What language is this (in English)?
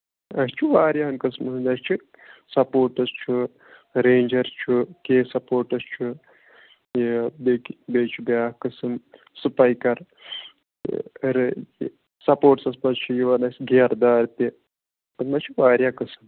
Kashmiri